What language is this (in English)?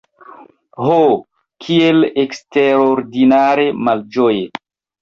Esperanto